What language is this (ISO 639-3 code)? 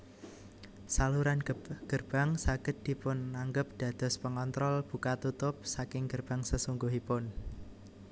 jav